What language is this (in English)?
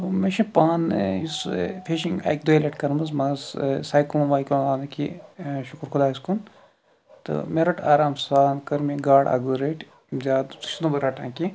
Kashmiri